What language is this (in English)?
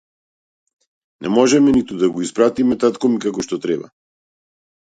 Macedonian